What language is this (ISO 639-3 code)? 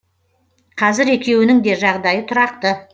kaz